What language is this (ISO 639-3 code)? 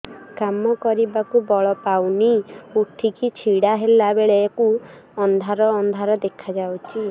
ori